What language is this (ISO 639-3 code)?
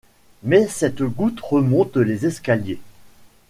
fra